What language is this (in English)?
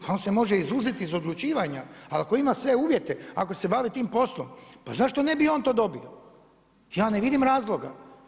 Croatian